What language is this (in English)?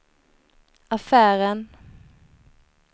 Swedish